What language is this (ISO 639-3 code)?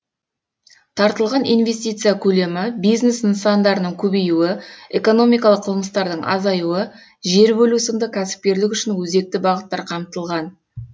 kaz